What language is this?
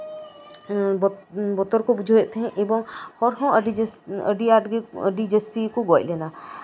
Santali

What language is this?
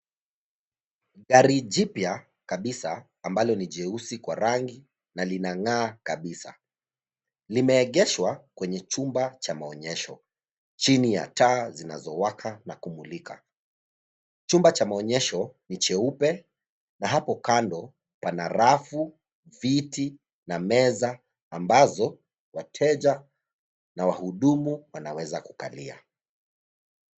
Swahili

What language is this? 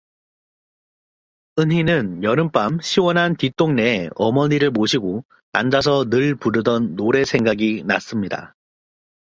Korean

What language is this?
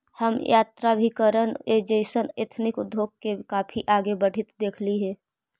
Magahi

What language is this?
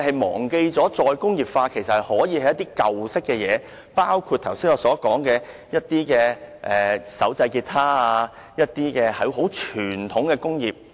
Cantonese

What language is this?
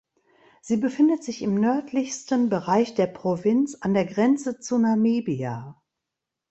German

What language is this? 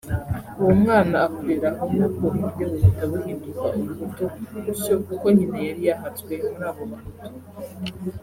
Kinyarwanda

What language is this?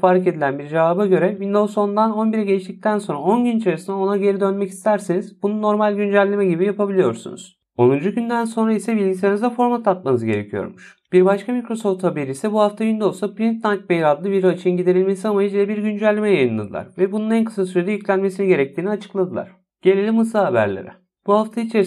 Turkish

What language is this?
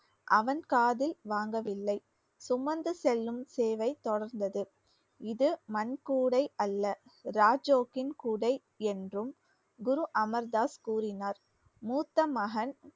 Tamil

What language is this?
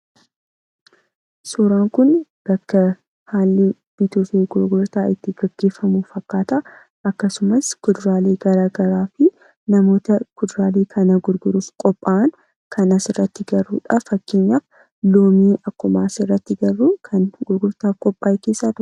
Oromo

